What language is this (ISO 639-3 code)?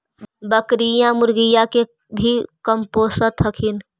mag